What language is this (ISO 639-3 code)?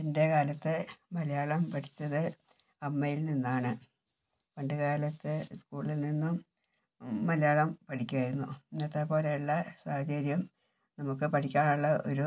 mal